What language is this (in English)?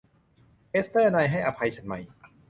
Thai